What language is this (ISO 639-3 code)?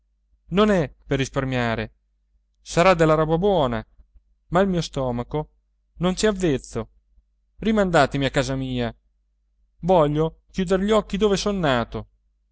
ita